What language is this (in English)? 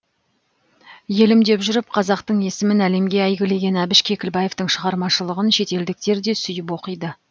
Kazakh